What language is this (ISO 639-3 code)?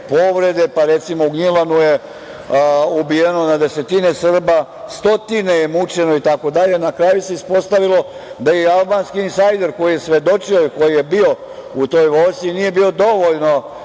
srp